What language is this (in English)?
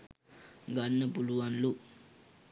Sinhala